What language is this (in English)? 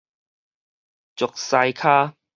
Min Nan Chinese